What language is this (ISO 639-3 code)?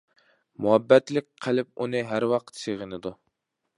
uig